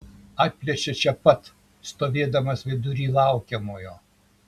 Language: Lithuanian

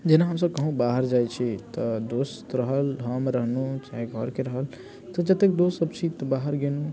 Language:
Maithili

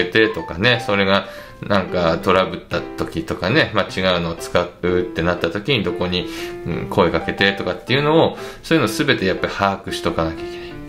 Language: Japanese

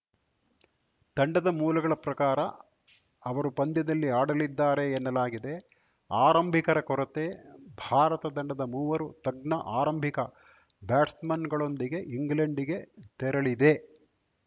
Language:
Kannada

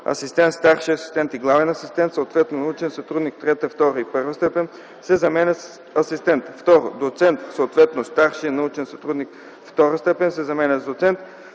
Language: Bulgarian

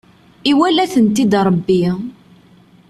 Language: Kabyle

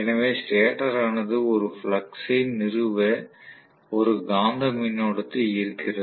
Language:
Tamil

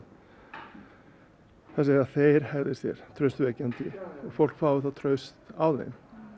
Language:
Icelandic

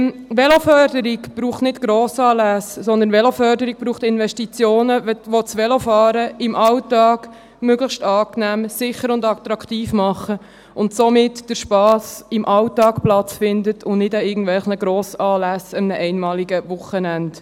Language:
Swiss German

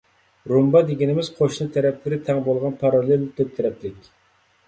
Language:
Uyghur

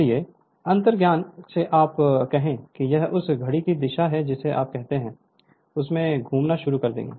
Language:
Hindi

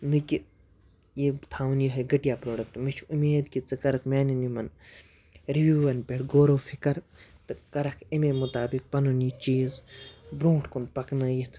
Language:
Kashmiri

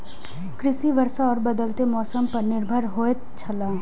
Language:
Maithili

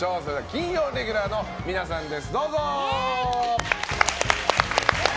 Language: Japanese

